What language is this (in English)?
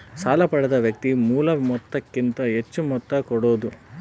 Kannada